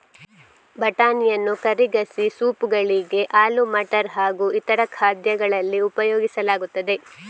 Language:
Kannada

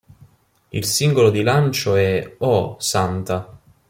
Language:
Italian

